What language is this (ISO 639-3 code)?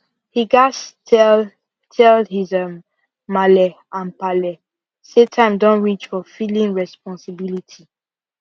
pcm